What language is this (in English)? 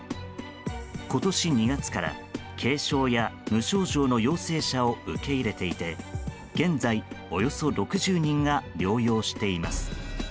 Japanese